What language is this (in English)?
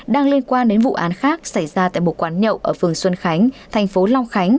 Vietnamese